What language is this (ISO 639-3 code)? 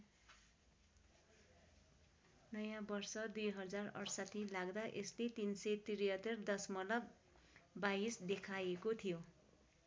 nep